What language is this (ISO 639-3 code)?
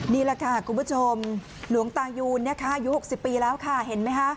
tha